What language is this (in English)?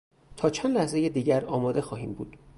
Persian